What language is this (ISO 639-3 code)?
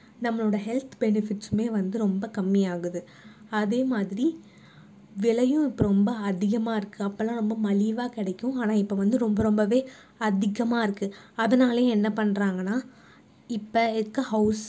tam